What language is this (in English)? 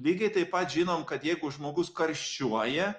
Lithuanian